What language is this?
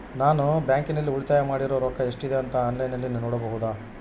Kannada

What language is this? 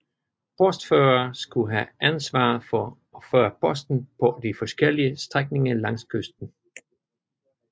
Danish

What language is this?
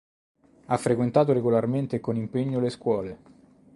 Italian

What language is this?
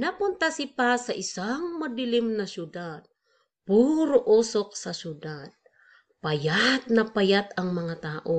Filipino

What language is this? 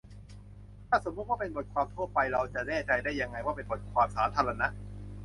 Thai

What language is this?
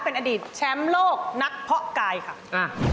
Thai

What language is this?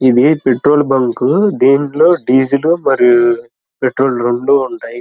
Telugu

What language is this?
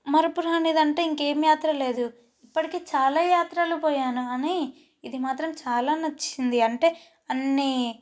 Telugu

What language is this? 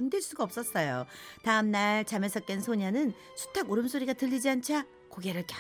Korean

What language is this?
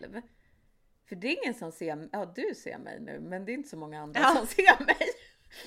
Swedish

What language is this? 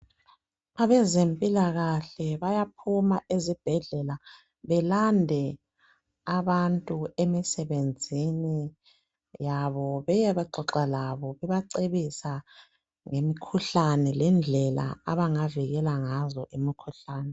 North Ndebele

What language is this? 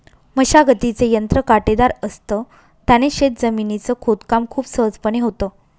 Marathi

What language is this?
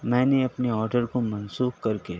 Urdu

